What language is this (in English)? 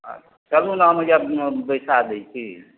Maithili